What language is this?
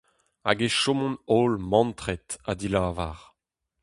Breton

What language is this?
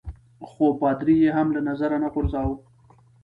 Pashto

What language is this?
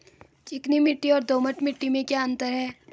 Hindi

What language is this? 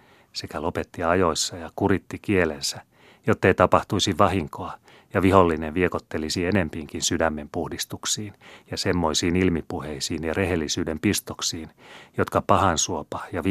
Finnish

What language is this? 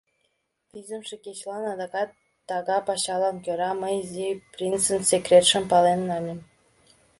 Mari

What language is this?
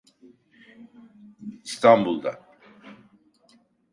Turkish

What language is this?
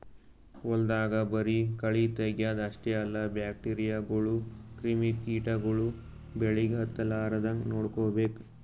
Kannada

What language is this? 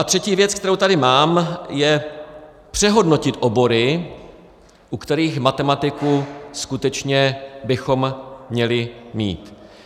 Czech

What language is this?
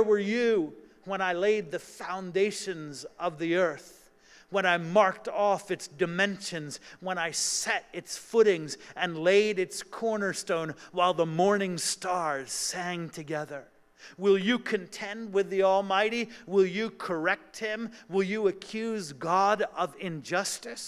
English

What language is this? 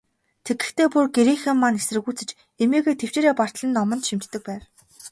Mongolian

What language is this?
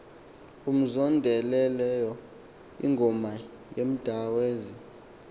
Xhosa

